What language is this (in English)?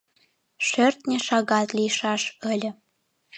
Mari